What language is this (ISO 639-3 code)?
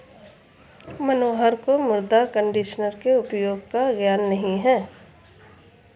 hin